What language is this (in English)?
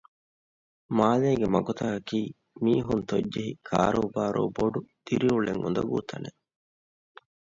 Divehi